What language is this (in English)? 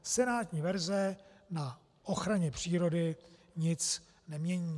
Czech